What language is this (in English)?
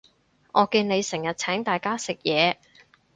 Cantonese